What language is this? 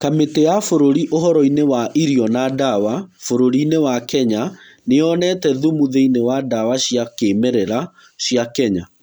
Kikuyu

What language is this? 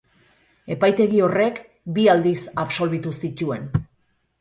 Basque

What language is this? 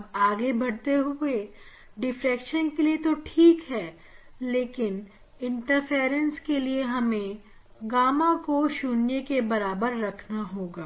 Hindi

